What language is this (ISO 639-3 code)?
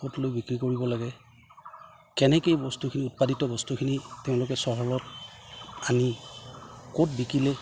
asm